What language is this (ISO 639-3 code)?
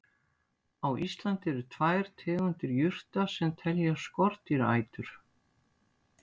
isl